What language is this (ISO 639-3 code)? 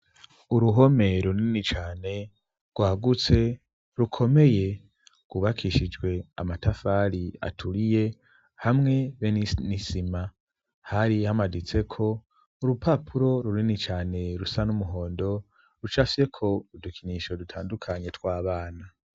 run